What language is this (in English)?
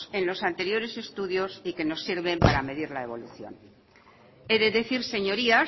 Spanish